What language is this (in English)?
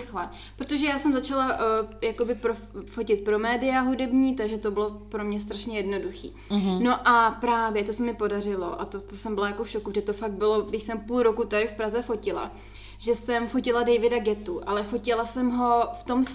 Czech